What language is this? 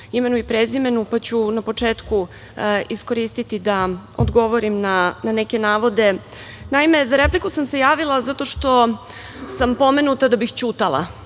Serbian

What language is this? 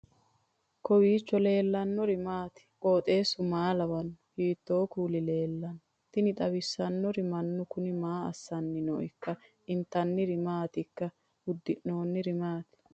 Sidamo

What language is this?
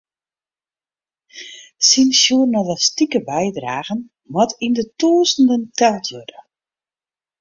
Western Frisian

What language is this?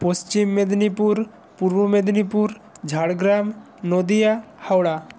Bangla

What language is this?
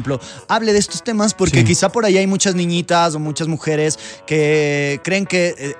Spanish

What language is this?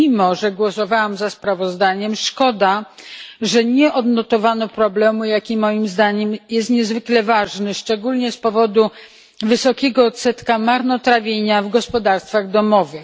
Polish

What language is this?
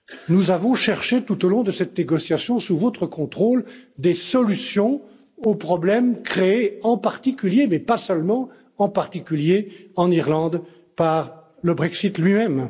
French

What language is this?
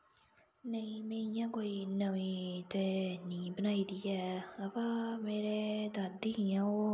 Dogri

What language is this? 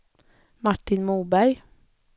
Swedish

